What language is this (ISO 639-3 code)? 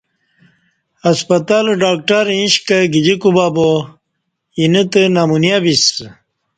bsh